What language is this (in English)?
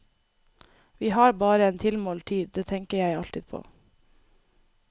Norwegian